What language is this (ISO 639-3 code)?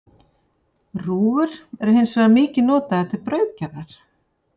isl